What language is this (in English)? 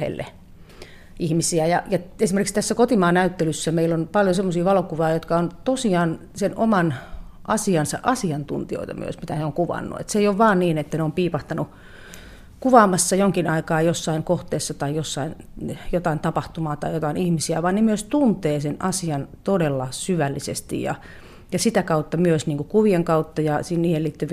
Finnish